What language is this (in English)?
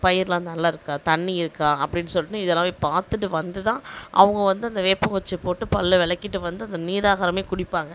Tamil